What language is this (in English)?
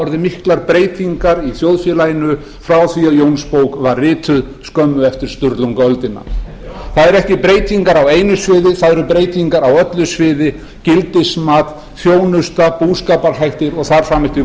Icelandic